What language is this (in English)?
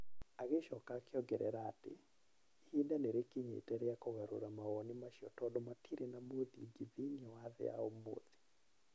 Kikuyu